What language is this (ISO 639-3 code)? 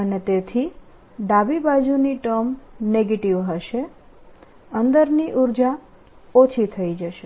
guj